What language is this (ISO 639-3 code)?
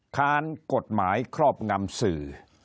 tha